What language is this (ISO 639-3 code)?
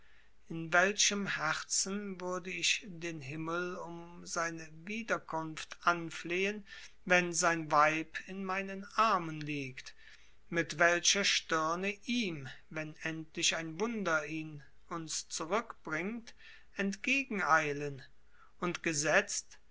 deu